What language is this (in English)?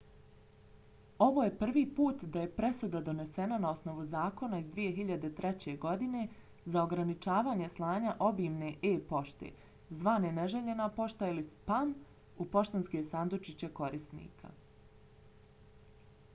Bosnian